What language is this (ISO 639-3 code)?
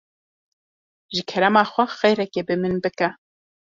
kur